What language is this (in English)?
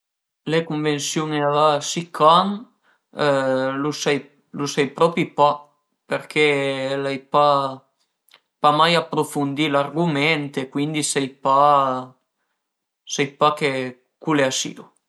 Piedmontese